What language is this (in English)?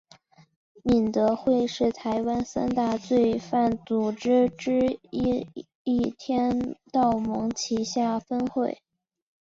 Chinese